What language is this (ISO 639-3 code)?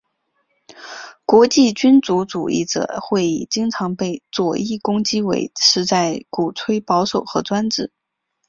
zho